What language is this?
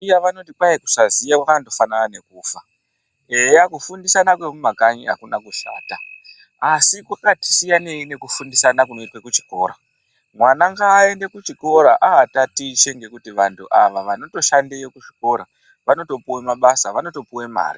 Ndau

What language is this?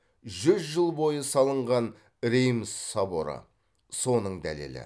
Kazakh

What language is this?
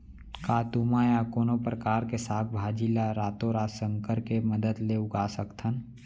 Chhattisgarhi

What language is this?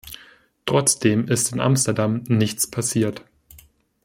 German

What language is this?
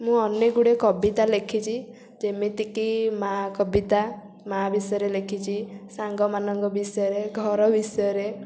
Odia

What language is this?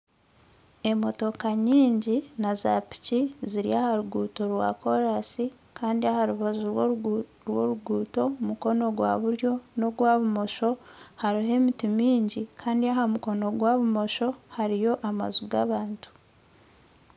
Nyankole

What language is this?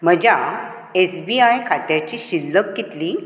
Konkani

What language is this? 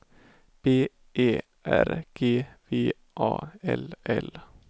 Swedish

